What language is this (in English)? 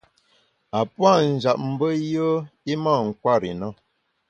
Bamun